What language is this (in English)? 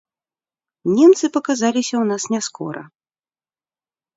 Belarusian